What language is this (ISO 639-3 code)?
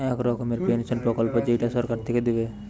ben